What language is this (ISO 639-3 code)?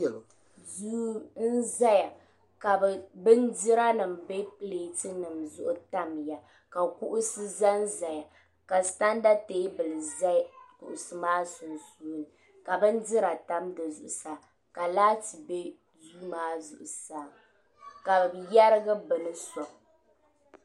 dag